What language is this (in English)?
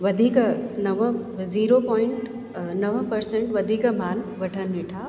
Sindhi